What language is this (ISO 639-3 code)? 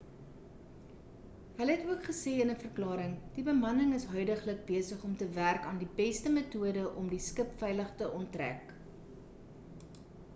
afr